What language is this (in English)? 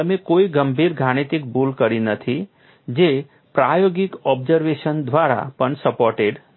Gujarati